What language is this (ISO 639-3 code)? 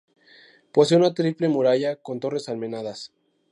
spa